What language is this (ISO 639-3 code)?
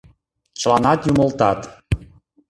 chm